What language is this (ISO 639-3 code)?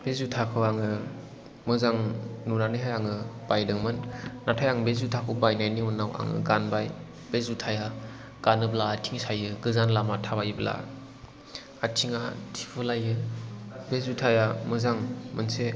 brx